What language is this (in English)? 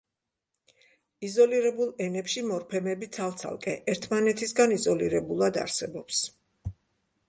Georgian